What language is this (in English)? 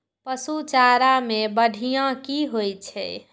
Maithili